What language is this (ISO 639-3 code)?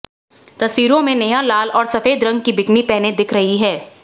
hin